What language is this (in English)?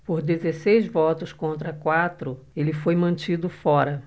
Portuguese